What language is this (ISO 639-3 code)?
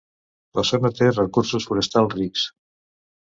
cat